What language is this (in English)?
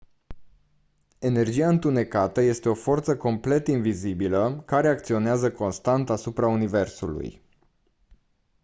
Romanian